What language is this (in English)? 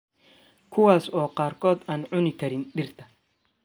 Somali